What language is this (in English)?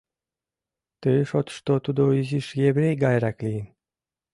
Mari